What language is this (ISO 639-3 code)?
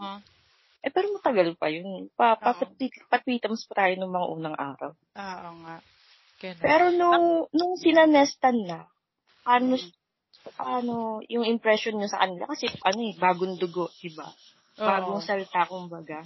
fil